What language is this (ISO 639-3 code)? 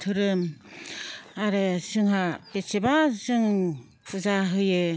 brx